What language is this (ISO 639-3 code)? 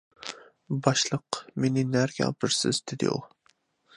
uig